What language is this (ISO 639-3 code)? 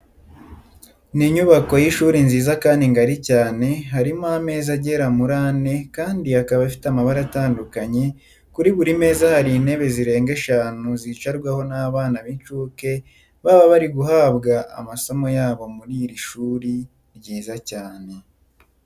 kin